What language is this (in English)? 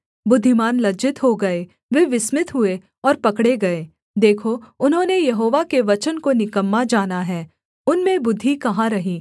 Hindi